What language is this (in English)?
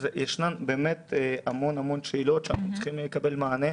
Hebrew